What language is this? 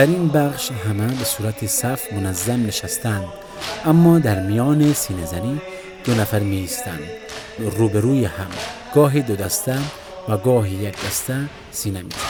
Persian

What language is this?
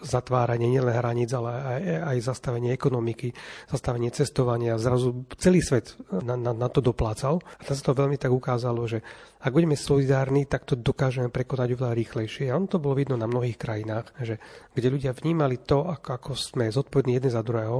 Slovak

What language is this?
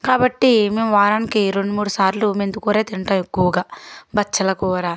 Telugu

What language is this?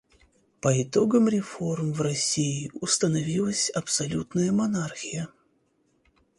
Russian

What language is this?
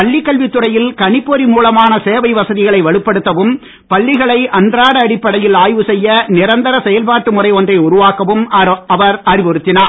Tamil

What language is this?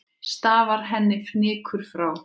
Icelandic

